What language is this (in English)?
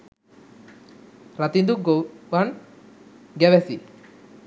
Sinhala